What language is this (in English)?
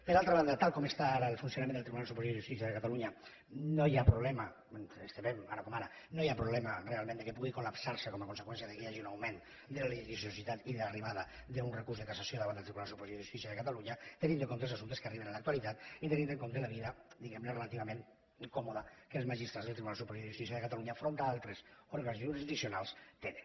Catalan